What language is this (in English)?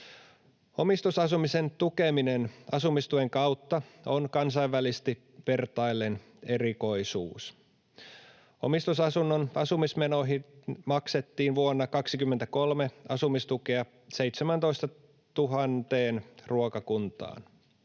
Finnish